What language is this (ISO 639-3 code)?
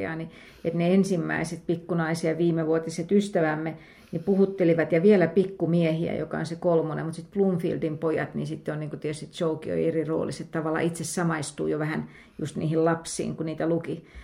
fin